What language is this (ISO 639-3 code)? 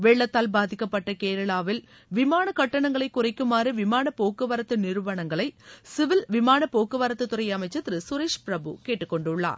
tam